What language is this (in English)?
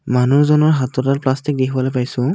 Assamese